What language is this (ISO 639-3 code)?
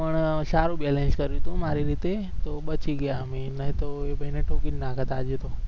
guj